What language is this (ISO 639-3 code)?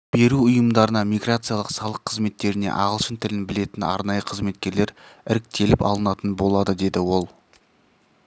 kaz